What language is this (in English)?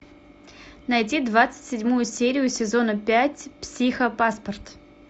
Russian